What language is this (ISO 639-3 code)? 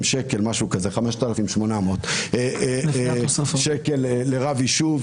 heb